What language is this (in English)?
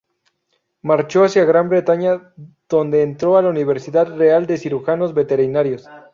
Spanish